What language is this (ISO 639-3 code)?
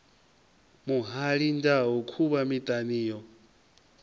ven